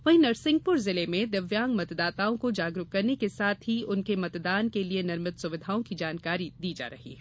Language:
Hindi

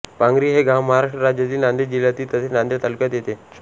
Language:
Marathi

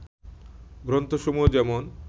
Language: Bangla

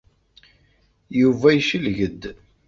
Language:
Kabyle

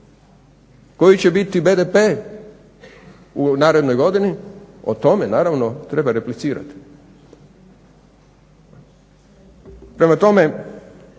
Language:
Croatian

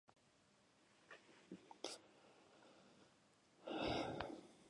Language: Basque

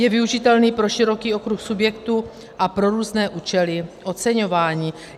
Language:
Czech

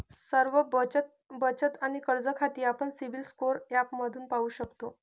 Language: Marathi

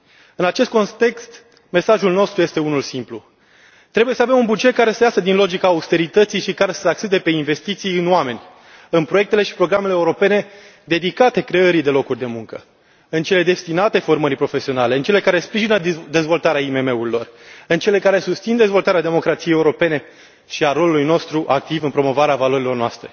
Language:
Romanian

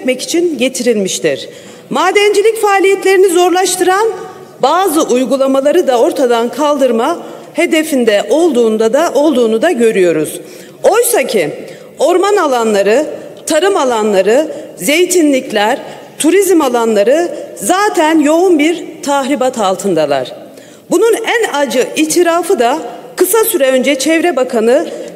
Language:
Turkish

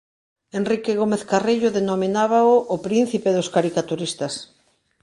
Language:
Galician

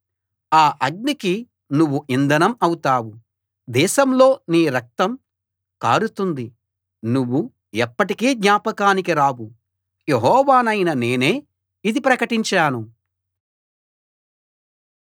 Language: Telugu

